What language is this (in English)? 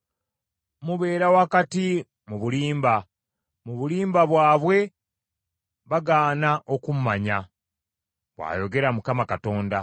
Ganda